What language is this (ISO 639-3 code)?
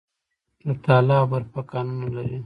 pus